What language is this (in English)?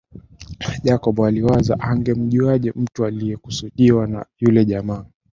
Swahili